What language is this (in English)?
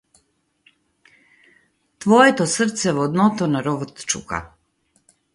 Macedonian